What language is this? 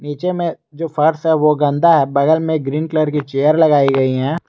Hindi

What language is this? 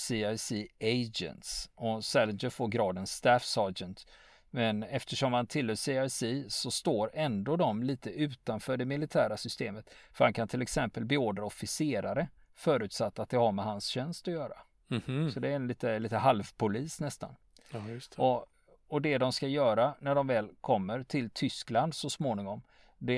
Swedish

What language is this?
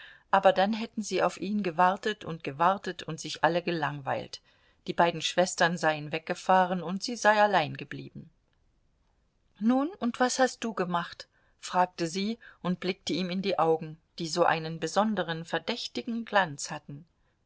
German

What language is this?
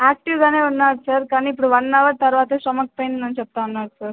Telugu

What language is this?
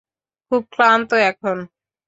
Bangla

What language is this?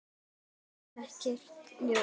Icelandic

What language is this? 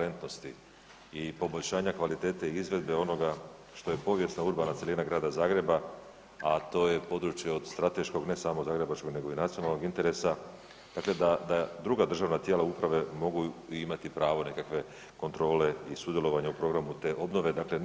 Croatian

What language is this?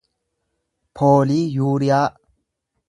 Oromo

